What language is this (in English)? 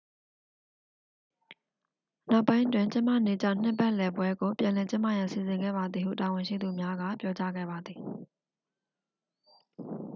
Burmese